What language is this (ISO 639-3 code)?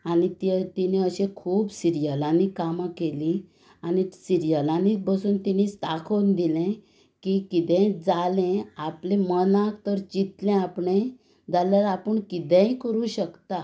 kok